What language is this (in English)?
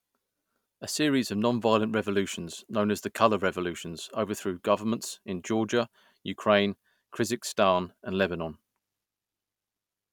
English